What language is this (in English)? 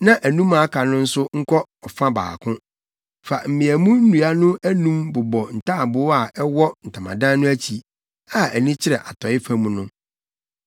Akan